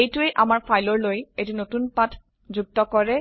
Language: Assamese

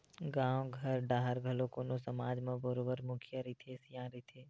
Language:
Chhattisgarhi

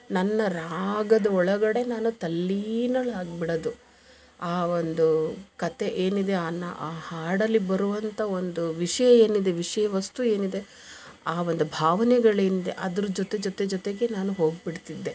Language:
Kannada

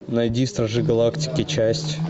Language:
Russian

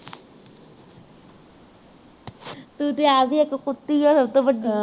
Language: Punjabi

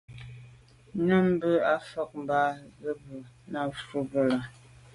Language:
Medumba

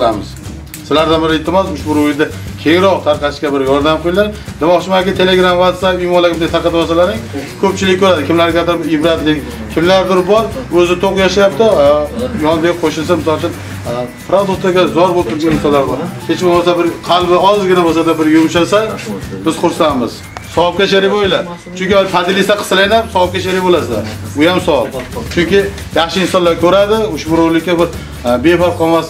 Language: Turkish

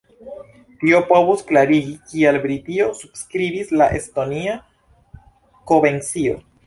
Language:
Esperanto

